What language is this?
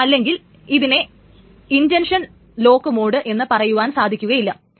Malayalam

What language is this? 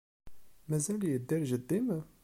Kabyle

